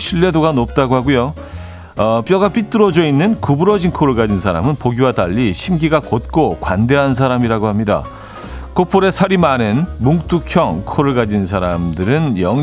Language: Korean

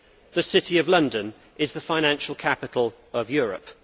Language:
English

